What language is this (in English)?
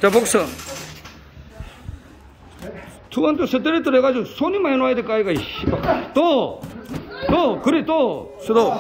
Korean